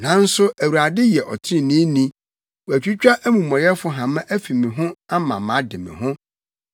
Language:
Akan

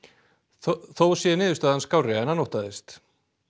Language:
Icelandic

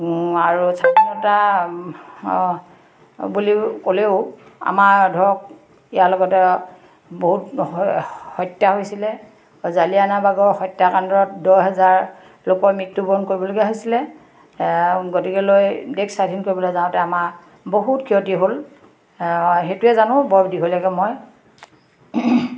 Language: Assamese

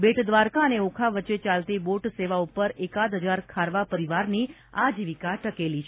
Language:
Gujarati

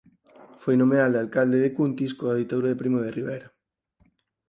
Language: Galician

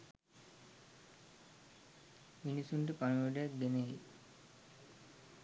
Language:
Sinhala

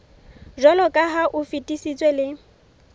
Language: Southern Sotho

